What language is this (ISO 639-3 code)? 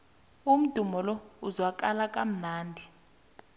nbl